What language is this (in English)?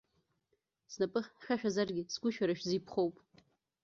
Abkhazian